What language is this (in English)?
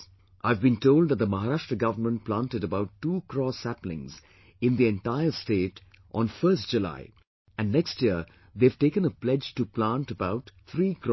English